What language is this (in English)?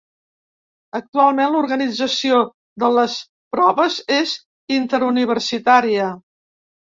Catalan